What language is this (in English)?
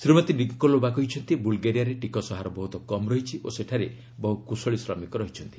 Odia